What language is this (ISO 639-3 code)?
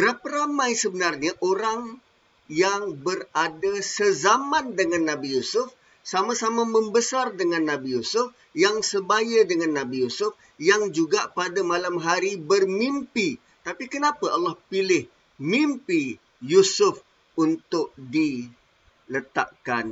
msa